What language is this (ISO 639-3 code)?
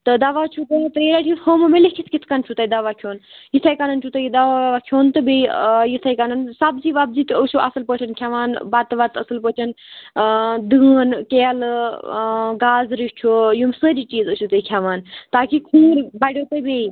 kas